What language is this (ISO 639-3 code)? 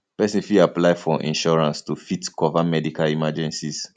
pcm